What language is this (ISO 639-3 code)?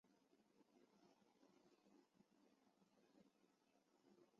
zho